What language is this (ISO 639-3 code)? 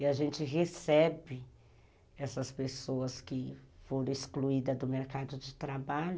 por